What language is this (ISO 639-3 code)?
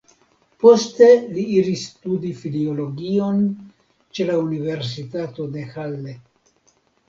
epo